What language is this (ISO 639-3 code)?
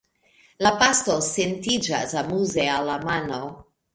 epo